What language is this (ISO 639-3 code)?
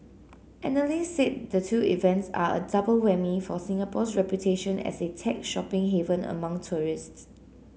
eng